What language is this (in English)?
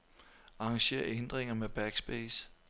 Danish